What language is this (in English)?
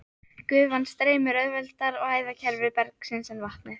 Icelandic